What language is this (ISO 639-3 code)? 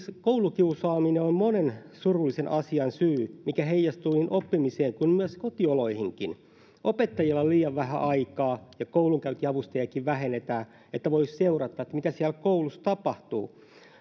fin